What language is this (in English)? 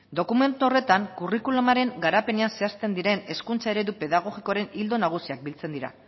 Basque